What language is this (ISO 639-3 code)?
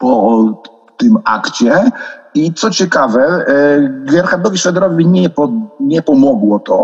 pol